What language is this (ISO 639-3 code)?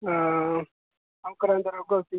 doi